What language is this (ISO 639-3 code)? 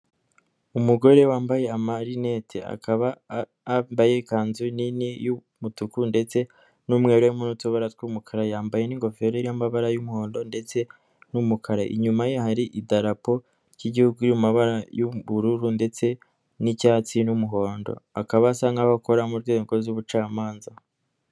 kin